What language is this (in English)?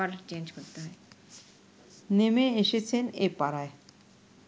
Bangla